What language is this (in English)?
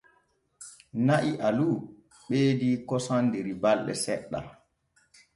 Borgu Fulfulde